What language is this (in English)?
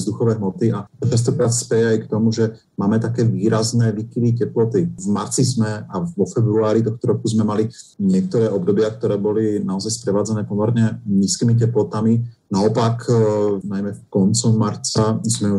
Slovak